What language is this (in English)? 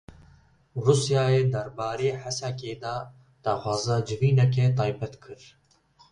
Kurdish